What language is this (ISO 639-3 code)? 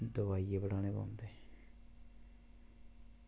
doi